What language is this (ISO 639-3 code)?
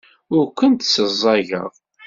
kab